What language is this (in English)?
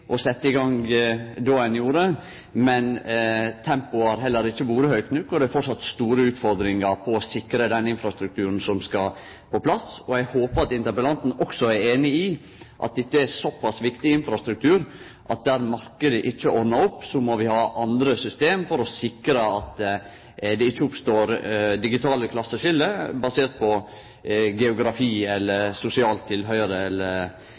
Norwegian Nynorsk